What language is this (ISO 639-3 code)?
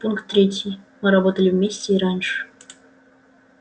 rus